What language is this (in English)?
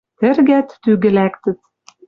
Western Mari